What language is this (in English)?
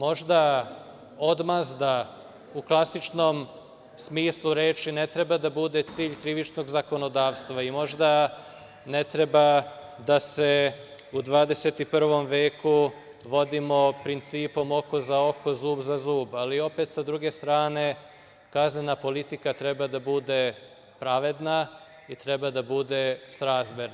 Serbian